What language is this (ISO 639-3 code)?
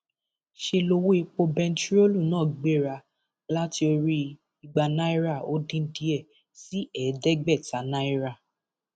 yor